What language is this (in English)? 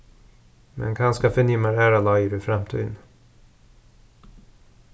Faroese